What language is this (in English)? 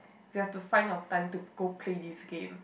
English